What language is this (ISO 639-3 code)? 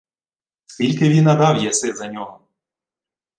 ukr